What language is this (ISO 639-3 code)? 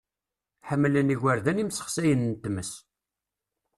kab